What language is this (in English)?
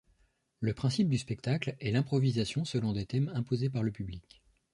French